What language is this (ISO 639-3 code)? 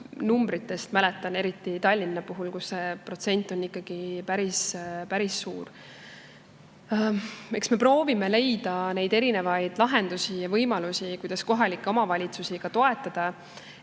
est